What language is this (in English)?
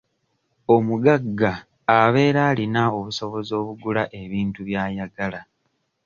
Ganda